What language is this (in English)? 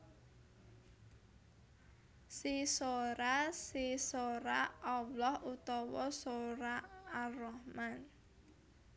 Javanese